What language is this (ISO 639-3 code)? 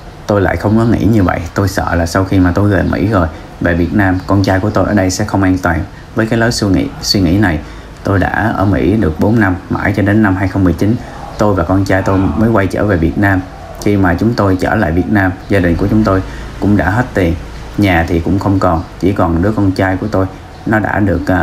vie